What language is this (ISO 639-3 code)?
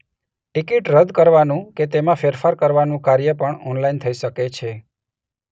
guj